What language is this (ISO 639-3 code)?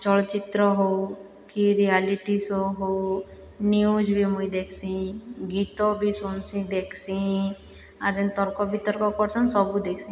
ori